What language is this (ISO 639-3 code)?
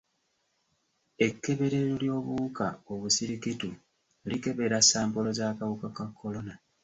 lug